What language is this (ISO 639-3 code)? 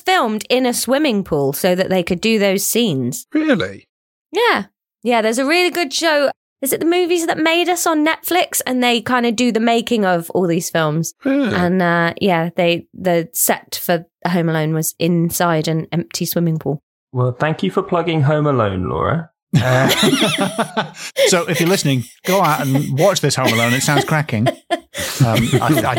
eng